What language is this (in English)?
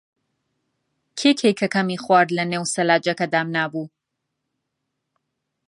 Central Kurdish